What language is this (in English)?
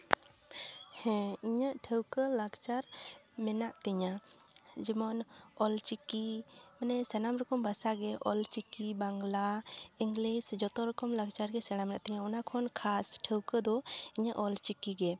Santali